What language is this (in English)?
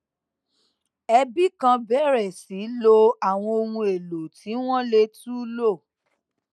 Yoruba